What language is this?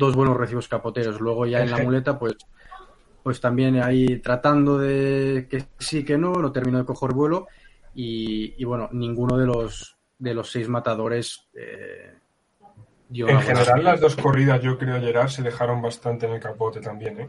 Spanish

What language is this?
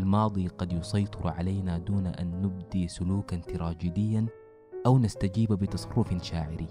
Arabic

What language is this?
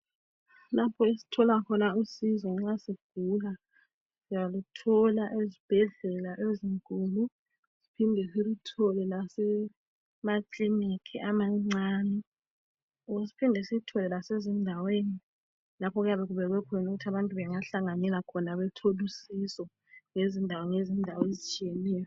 North Ndebele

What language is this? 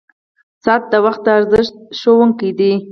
Pashto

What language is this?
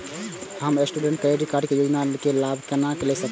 Maithili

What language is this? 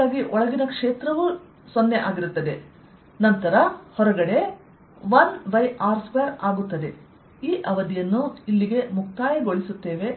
Kannada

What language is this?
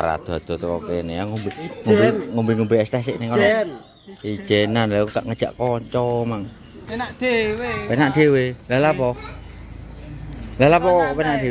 Indonesian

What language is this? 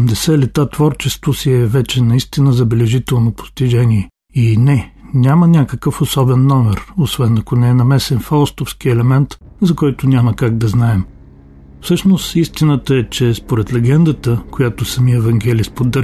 Bulgarian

